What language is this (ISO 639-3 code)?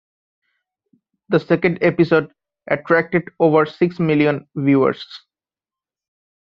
eng